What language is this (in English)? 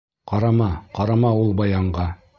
Bashkir